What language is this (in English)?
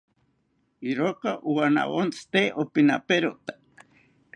South Ucayali Ashéninka